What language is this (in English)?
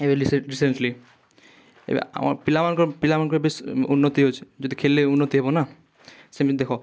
Odia